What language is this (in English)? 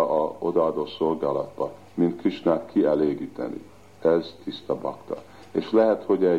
Hungarian